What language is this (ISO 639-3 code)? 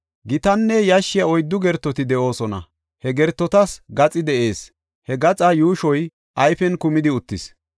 gof